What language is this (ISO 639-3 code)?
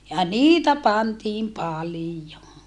fin